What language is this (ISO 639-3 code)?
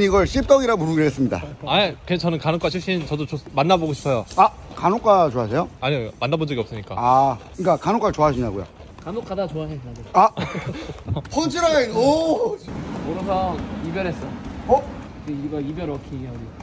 kor